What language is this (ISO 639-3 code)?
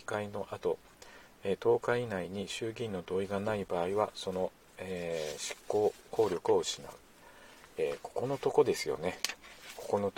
jpn